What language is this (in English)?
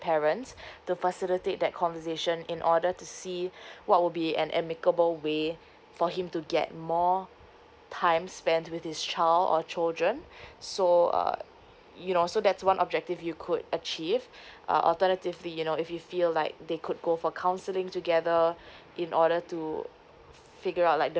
English